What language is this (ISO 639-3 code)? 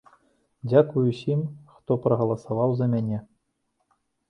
bel